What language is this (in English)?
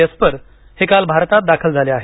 Marathi